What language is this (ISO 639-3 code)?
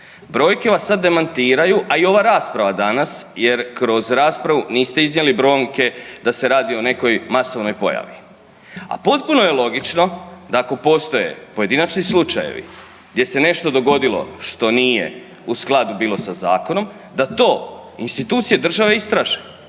hrv